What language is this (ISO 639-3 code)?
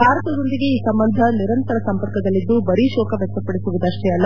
kan